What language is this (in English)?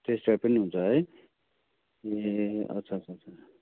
Nepali